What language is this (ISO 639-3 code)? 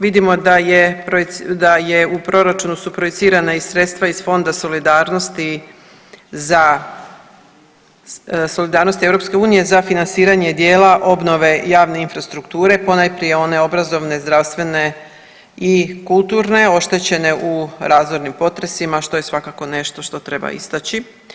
hrv